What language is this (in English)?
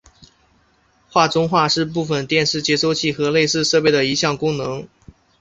Chinese